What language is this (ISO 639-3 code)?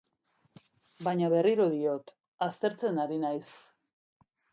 eus